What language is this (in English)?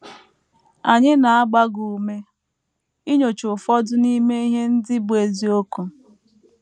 Igbo